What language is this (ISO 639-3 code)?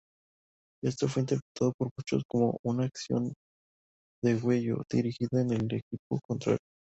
spa